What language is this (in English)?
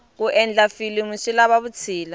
Tsonga